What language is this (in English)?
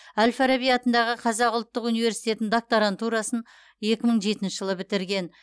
Kazakh